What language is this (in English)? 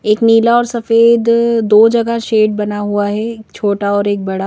Hindi